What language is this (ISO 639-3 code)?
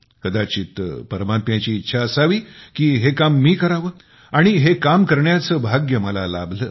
mar